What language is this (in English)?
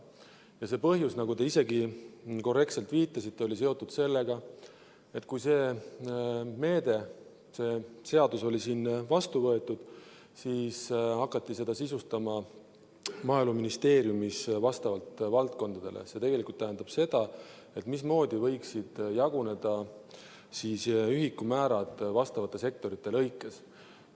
Estonian